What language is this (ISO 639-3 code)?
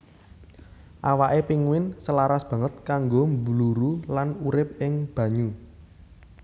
jav